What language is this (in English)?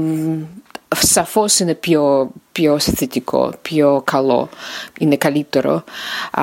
Greek